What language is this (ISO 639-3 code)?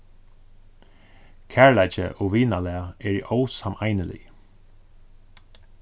fao